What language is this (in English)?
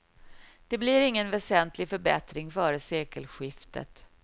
Swedish